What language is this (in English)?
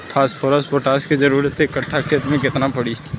Bhojpuri